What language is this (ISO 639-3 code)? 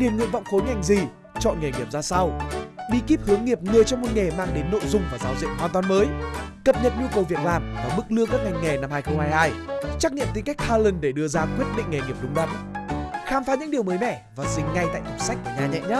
vie